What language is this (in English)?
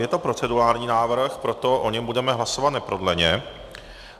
Czech